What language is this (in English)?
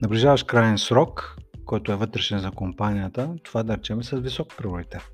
Bulgarian